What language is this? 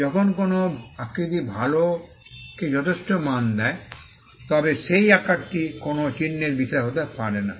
Bangla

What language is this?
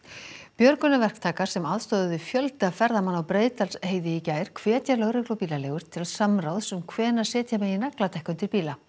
Icelandic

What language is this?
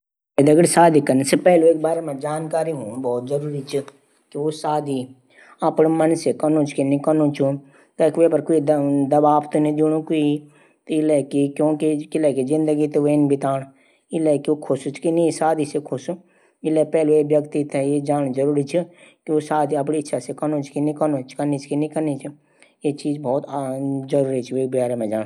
Garhwali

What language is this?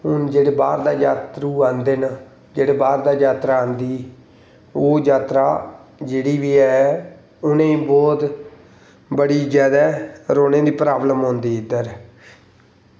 Dogri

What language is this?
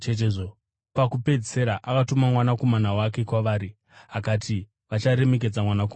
Shona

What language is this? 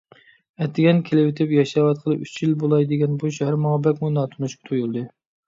Uyghur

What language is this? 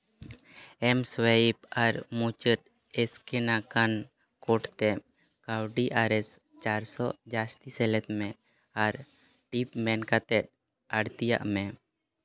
Santali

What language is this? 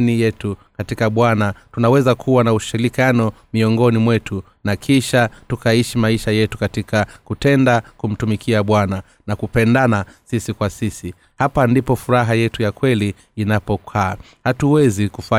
Swahili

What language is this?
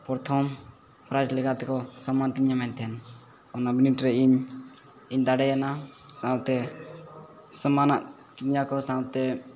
Santali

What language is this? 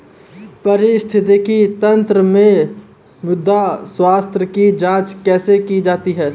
Hindi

